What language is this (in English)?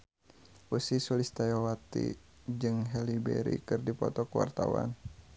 Sundanese